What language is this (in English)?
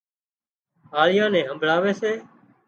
Wadiyara Koli